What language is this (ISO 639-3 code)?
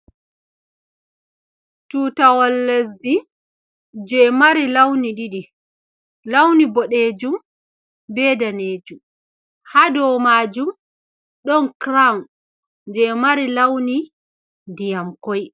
ful